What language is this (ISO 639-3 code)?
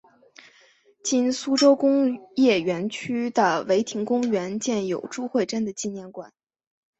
zho